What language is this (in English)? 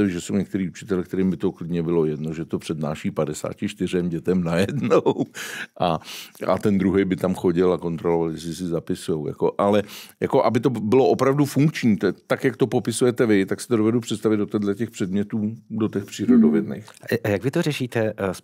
Czech